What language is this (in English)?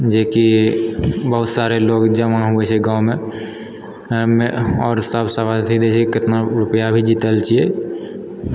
Maithili